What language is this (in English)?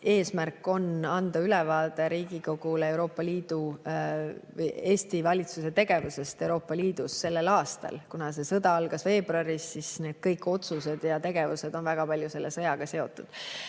Estonian